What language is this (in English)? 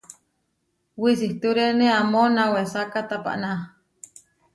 Huarijio